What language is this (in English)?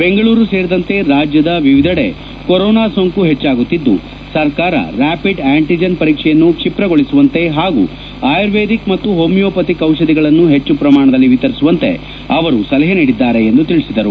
Kannada